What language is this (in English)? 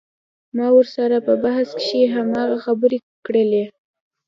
Pashto